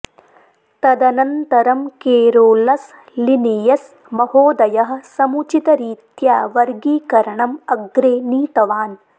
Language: Sanskrit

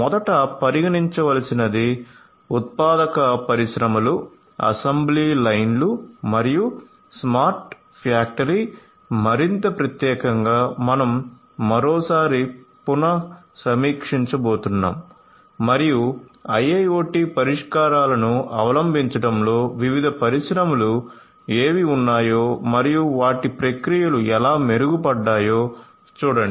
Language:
Telugu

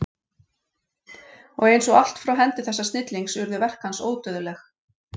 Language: Icelandic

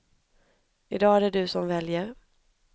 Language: Swedish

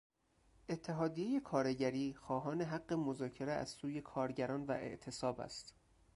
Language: Persian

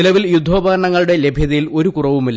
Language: Malayalam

